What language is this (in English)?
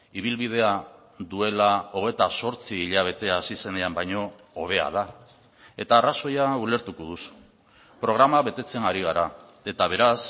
Basque